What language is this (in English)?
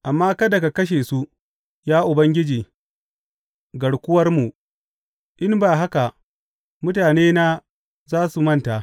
Hausa